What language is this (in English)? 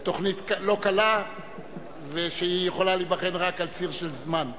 Hebrew